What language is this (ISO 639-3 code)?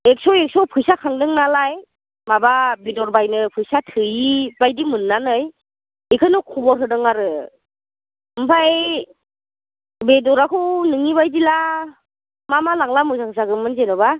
brx